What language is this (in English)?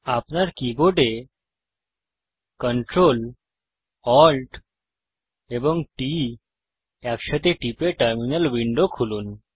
Bangla